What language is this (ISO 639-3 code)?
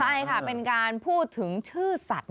tha